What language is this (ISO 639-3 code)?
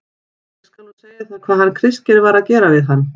isl